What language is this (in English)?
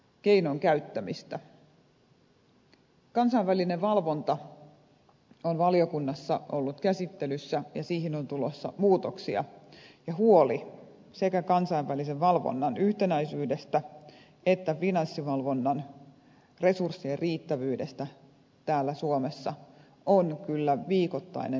Finnish